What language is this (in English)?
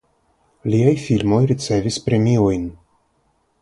Esperanto